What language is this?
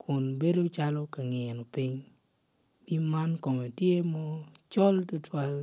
Acoli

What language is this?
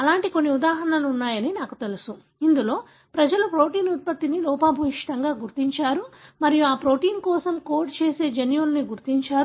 Telugu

